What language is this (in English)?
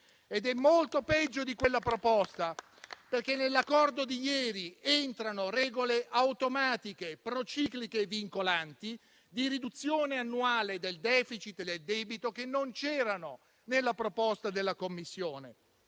Italian